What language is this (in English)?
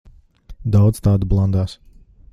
Latvian